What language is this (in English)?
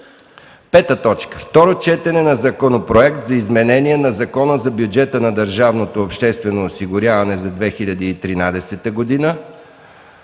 Bulgarian